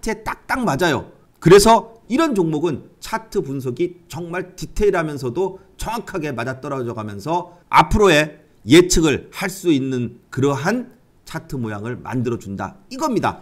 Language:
Korean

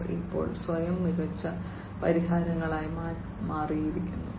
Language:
Malayalam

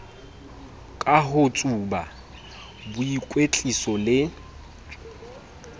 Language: Southern Sotho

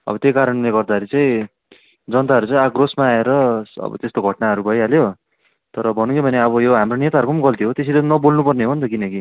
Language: Nepali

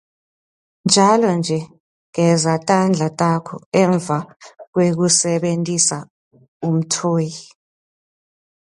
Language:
Swati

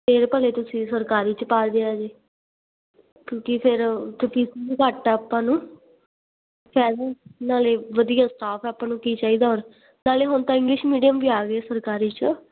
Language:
Punjabi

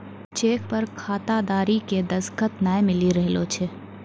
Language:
Maithili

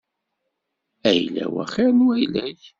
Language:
Kabyle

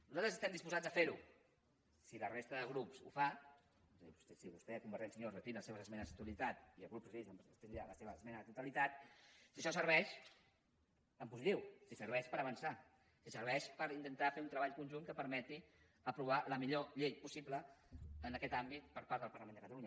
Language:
Catalan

